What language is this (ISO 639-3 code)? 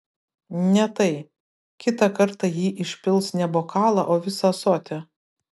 lit